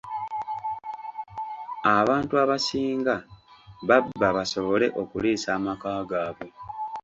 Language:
Ganda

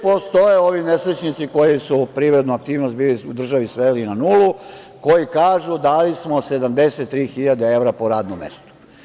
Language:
Serbian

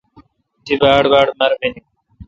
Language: Kalkoti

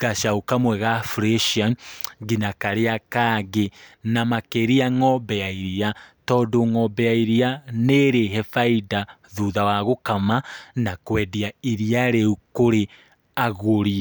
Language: Kikuyu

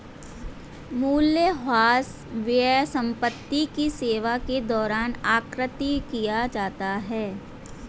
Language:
Hindi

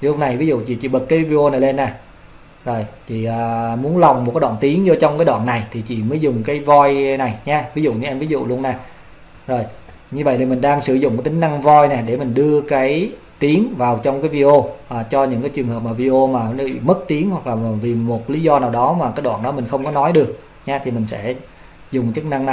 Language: Vietnamese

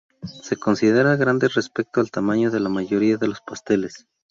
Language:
Spanish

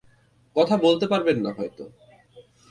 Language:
Bangla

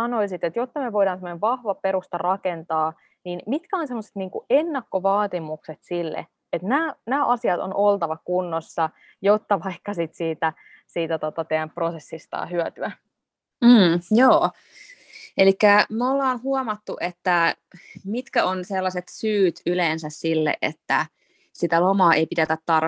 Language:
Finnish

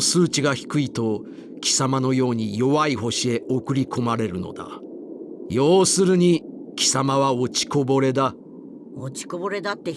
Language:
Japanese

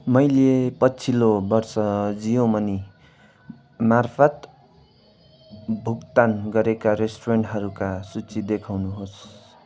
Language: Nepali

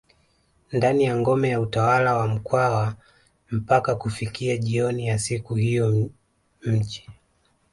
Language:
Swahili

